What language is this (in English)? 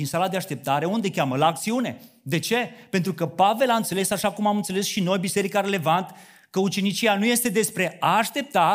Romanian